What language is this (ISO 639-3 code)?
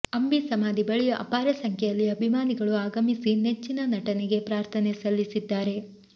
kan